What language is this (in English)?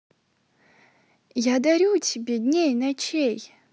Russian